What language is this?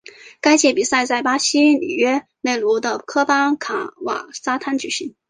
Chinese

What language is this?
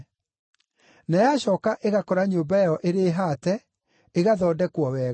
Kikuyu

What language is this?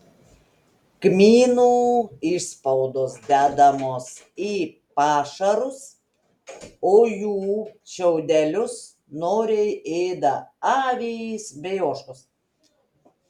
Lithuanian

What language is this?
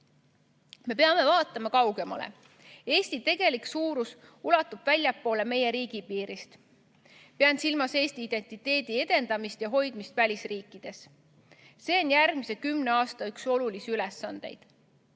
Estonian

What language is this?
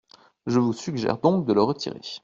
French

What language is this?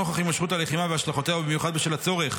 Hebrew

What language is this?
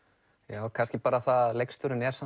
Icelandic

